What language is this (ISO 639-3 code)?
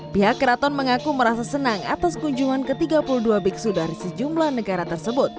ind